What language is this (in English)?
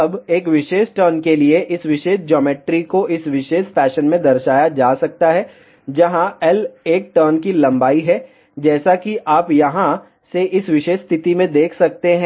Hindi